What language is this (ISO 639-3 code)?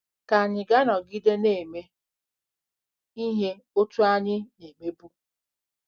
ibo